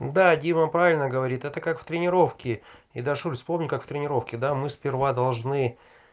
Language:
Russian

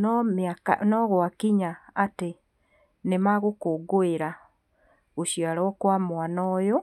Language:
Kikuyu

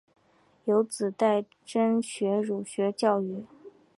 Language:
Chinese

